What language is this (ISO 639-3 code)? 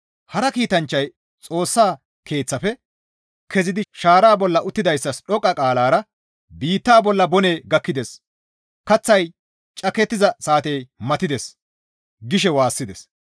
gmv